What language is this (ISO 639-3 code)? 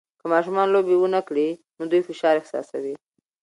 pus